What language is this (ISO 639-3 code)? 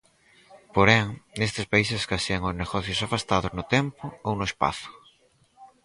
glg